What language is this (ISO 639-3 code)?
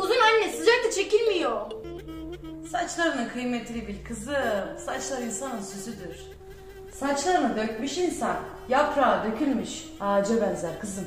tur